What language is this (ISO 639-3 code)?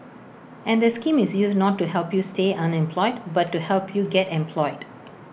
eng